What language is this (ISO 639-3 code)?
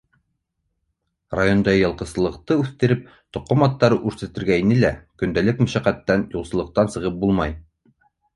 bak